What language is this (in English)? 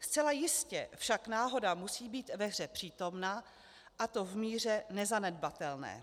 Czech